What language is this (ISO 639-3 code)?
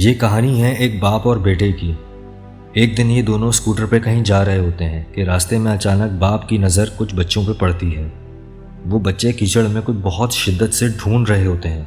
urd